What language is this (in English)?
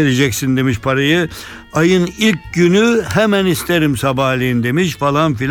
Turkish